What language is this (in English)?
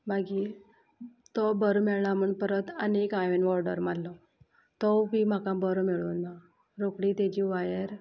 Konkani